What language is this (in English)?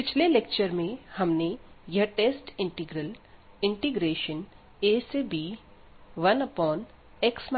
Hindi